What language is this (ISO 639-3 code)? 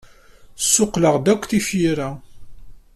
kab